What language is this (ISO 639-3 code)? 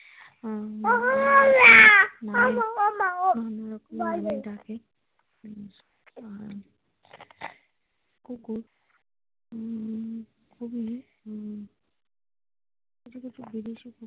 ben